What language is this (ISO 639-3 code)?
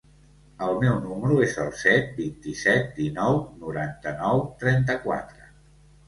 cat